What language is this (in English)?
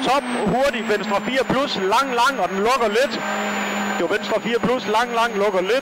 Danish